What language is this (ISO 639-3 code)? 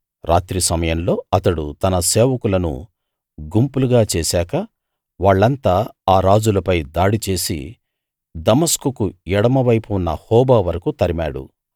tel